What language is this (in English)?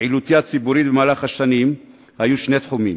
Hebrew